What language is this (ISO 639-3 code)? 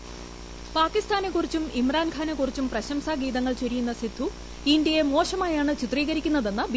mal